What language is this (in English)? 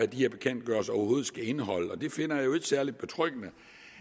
Danish